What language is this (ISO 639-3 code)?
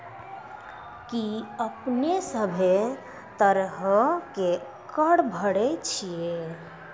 mai